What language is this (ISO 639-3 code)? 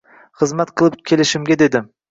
uzb